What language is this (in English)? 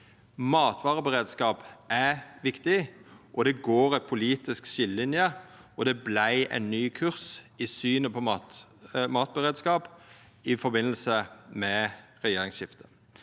Norwegian